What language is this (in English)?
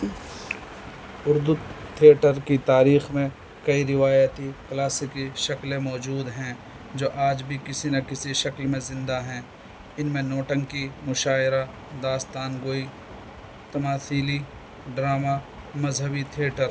Urdu